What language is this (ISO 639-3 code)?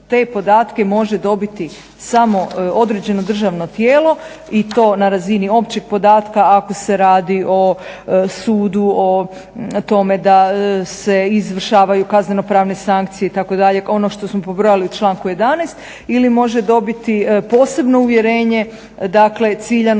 hrv